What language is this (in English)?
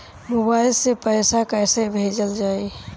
Bhojpuri